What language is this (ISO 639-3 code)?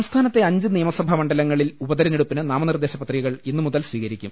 mal